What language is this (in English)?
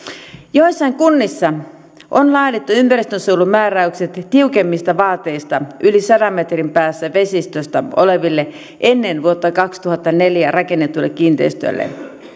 Finnish